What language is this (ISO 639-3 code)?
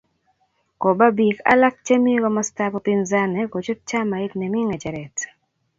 kln